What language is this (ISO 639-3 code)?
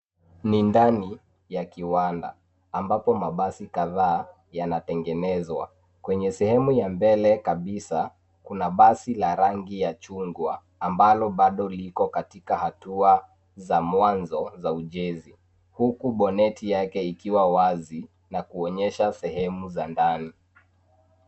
swa